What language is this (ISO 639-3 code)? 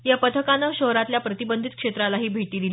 mar